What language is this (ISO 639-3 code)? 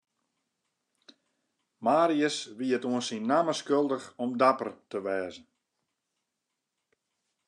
fry